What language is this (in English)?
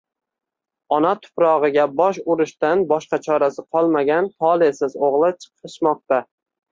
Uzbek